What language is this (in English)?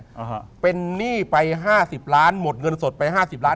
Thai